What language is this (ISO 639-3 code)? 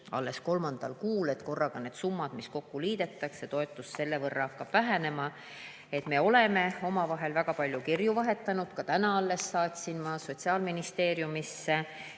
est